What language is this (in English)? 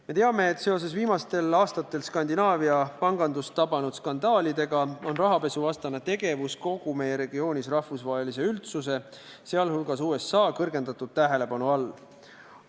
Estonian